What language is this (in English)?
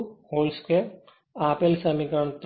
Gujarati